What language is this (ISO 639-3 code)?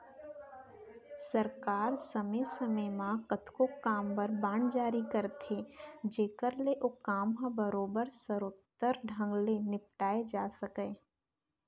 hne